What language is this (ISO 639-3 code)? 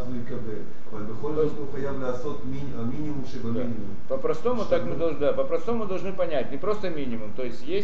rus